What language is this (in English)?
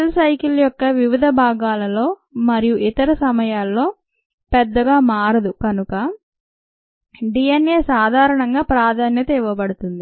Telugu